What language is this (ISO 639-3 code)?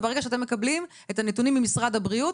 heb